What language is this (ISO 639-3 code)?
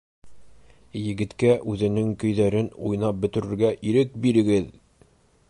bak